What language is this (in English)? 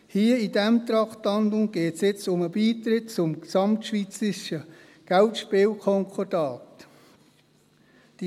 Swiss German